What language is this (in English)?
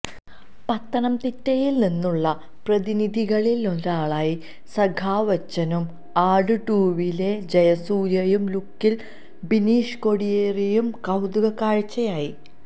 Malayalam